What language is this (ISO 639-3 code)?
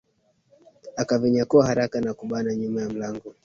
swa